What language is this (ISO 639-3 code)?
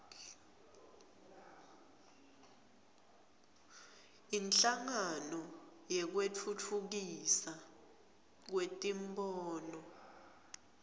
ssw